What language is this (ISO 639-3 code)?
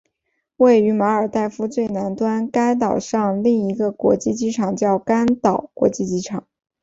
zho